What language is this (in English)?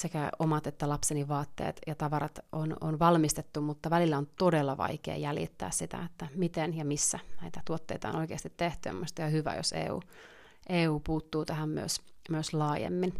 Finnish